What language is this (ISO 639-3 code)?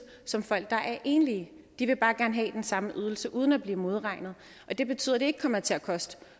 dan